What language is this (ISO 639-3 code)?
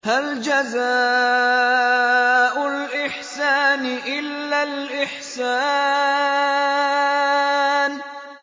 ara